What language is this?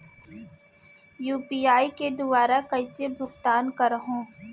Chhattisgarhi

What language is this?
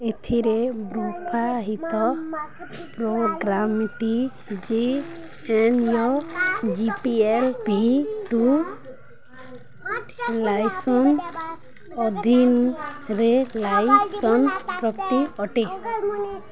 Odia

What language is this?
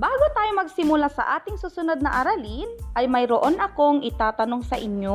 Filipino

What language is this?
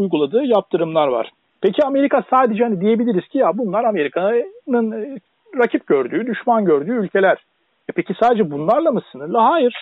Turkish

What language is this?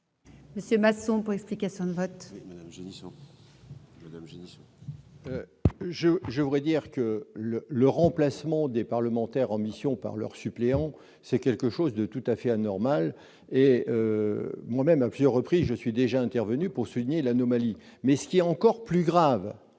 French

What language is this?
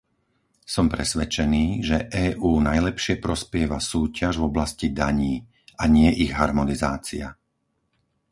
Slovak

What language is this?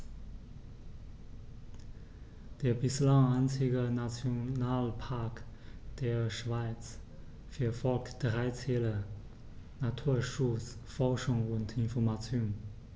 German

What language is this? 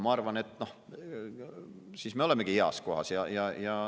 Estonian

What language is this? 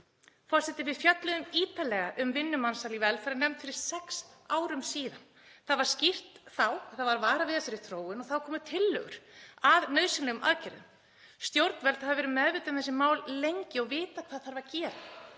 Icelandic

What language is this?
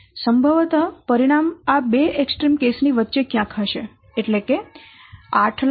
Gujarati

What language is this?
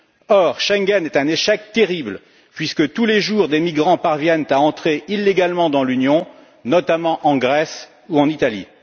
French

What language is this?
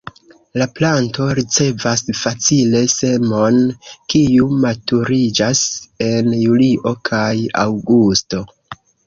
Esperanto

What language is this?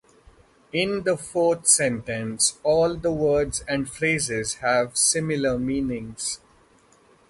English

